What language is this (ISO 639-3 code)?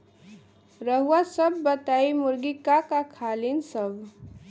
bho